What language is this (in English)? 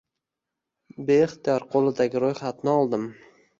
Uzbek